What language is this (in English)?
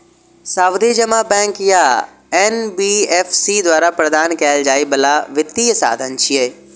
Maithili